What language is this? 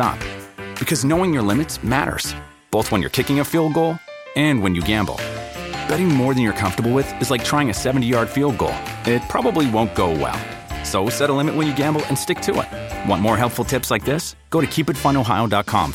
Hindi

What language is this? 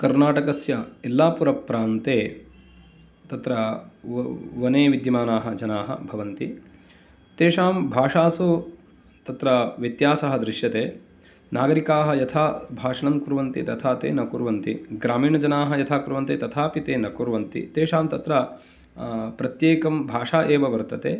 Sanskrit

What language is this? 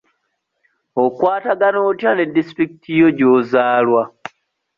Ganda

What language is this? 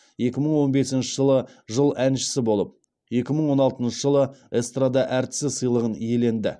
Kazakh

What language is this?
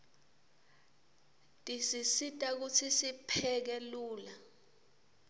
Swati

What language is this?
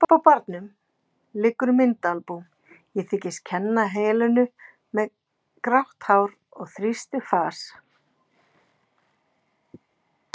Icelandic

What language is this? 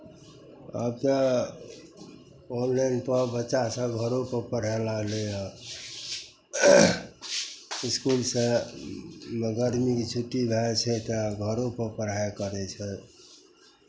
Maithili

